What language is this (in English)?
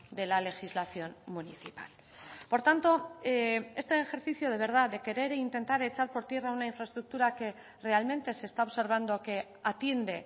Spanish